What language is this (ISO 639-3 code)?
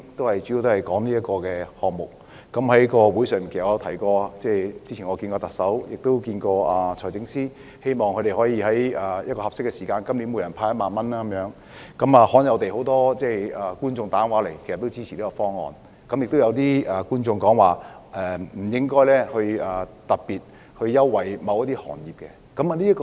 yue